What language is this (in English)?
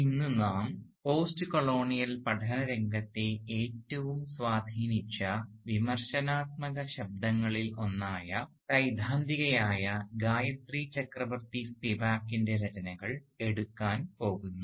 Malayalam